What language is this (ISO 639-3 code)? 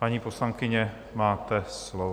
ces